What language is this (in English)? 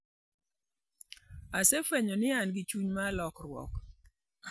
Luo (Kenya and Tanzania)